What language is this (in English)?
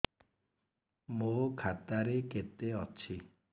Odia